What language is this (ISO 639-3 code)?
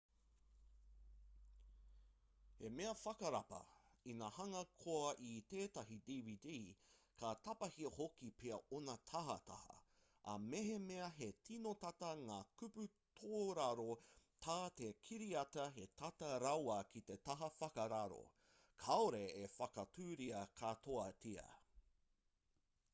mri